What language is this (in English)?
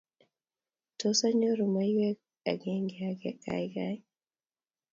Kalenjin